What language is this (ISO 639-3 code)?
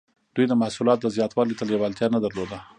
pus